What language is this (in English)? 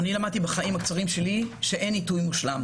Hebrew